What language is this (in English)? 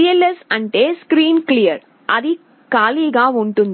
Telugu